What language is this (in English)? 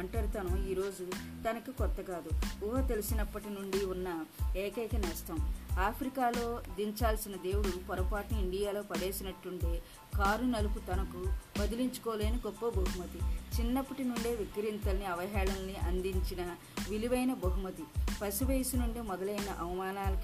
Telugu